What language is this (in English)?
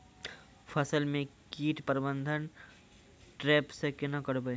Maithili